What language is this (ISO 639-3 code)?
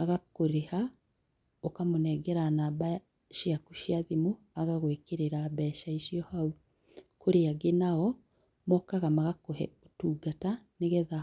kik